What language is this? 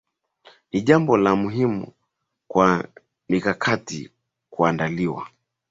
Swahili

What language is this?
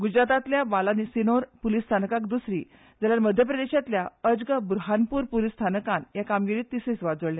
Konkani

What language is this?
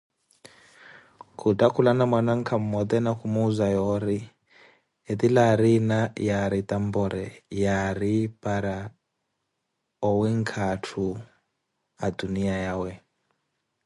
Koti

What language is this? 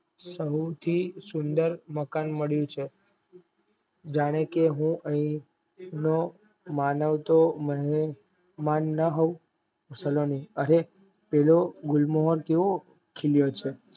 Gujarati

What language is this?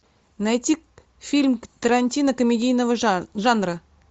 Russian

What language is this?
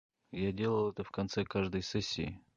Russian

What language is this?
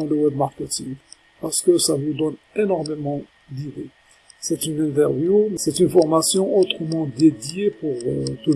French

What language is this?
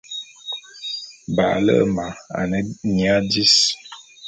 Bulu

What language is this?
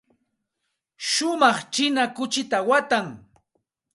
Santa Ana de Tusi Pasco Quechua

